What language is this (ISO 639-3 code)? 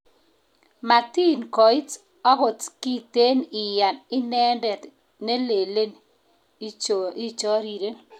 kln